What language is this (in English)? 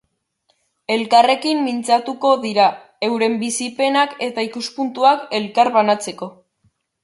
Basque